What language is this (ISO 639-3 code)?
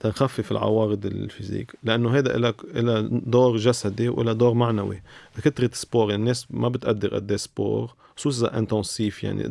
ara